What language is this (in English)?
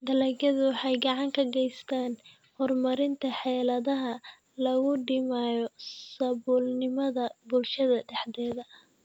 Somali